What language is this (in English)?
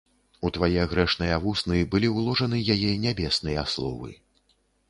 Belarusian